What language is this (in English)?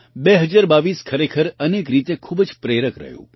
Gujarati